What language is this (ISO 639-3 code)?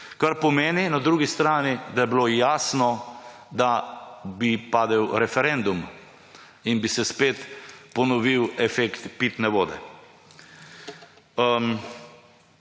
slv